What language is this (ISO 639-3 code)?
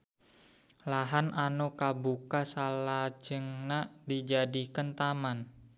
sun